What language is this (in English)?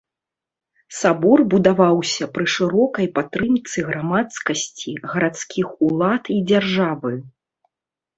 Belarusian